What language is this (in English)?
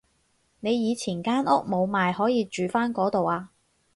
Cantonese